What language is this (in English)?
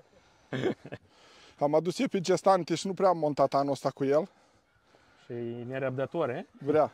Romanian